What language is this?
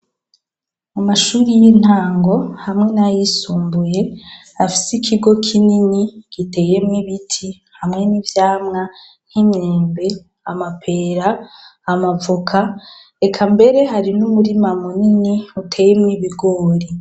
Rundi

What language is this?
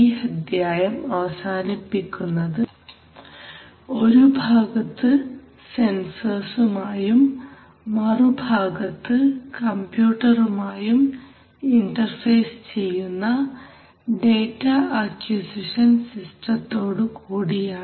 Malayalam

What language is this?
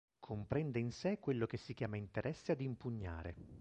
Italian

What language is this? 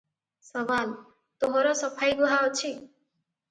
Odia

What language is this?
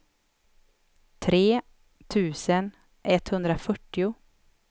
Swedish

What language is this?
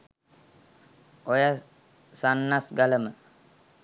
Sinhala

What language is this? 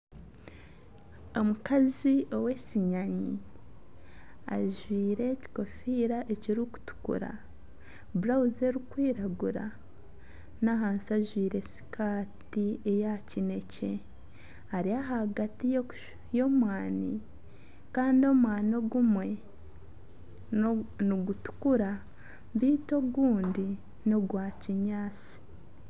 Nyankole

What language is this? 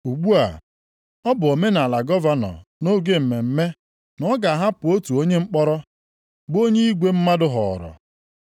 Igbo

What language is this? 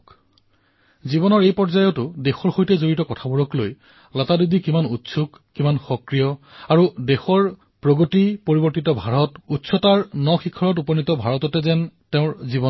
Assamese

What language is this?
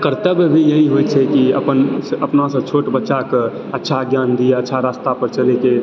Maithili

